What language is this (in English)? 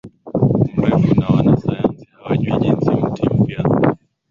Swahili